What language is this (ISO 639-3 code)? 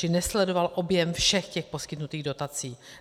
ces